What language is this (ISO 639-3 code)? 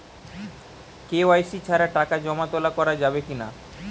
ben